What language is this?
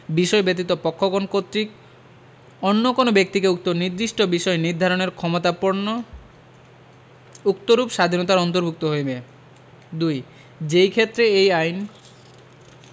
Bangla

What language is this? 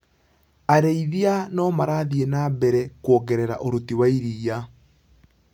Kikuyu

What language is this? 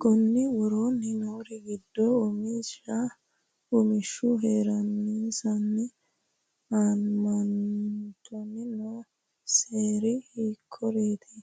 Sidamo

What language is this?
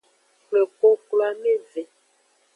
Aja (Benin)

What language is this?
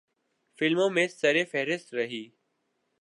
Urdu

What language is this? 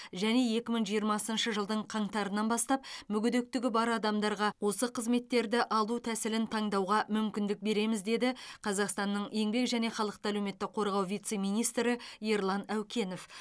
Kazakh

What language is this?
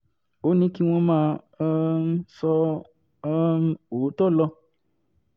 Yoruba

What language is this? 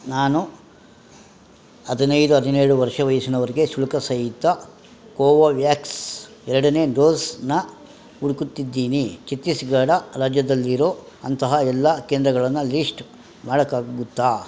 Kannada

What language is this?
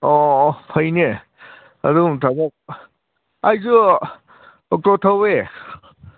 Manipuri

